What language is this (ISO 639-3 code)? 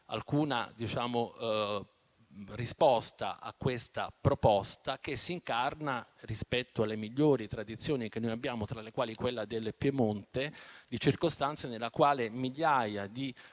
ita